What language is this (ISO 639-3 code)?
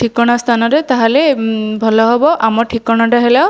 ori